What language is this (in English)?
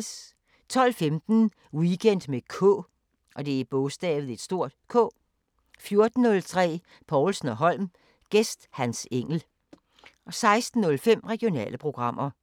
Danish